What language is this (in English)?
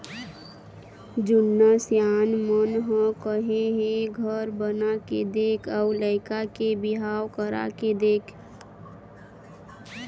Chhattisgarhi